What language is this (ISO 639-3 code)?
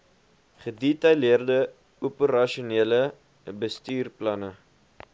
afr